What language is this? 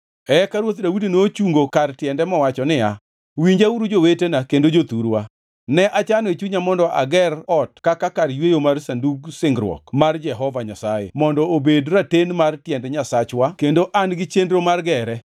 Luo (Kenya and Tanzania)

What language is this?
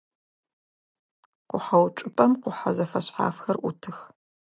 Adyghe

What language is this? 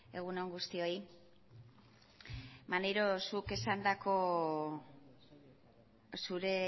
Basque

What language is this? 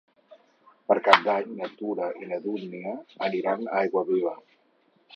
Catalan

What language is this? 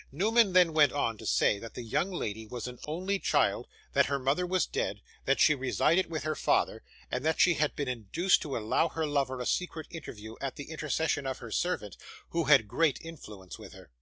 English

